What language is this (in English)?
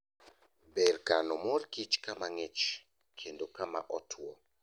Luo (Kenya and Tanzania)